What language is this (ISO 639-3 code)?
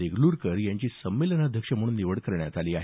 mar